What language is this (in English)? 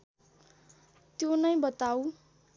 Nepali